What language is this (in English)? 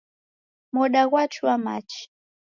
Taita